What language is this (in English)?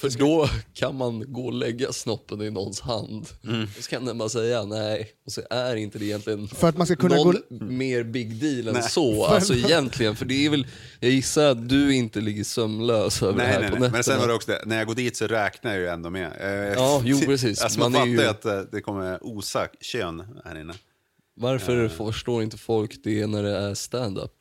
Swedish